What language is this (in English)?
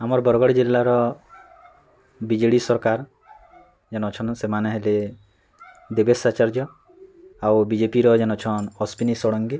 Odia